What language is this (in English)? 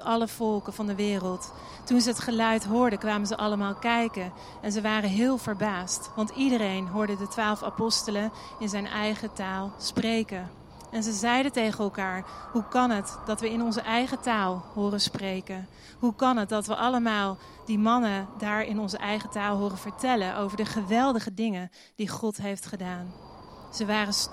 Dutch